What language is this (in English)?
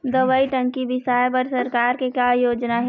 Chhattisgarhi